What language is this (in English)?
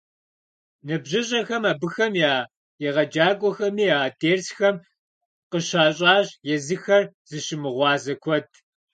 Kabardian